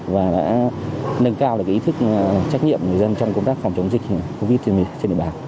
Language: Vietnamese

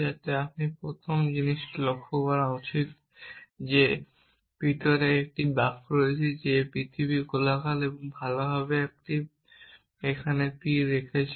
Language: Bangla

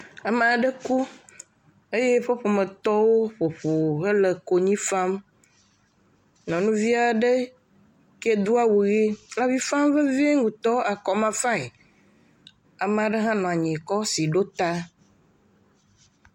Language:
Ewe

